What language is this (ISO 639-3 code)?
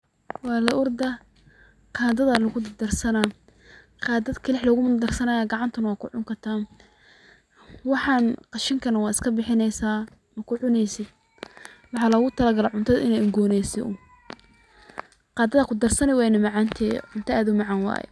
som